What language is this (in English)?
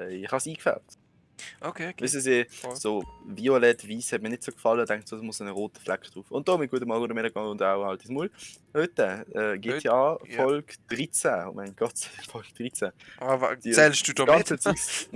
German